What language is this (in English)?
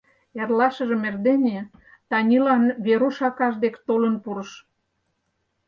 Mari